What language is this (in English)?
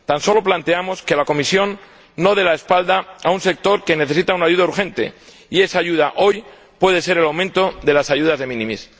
Spanish